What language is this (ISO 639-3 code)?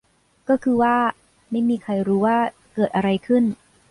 tha